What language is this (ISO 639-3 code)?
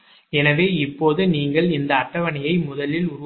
tam